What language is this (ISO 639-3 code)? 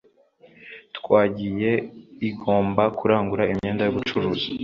kin